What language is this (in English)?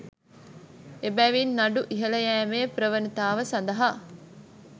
Sinhala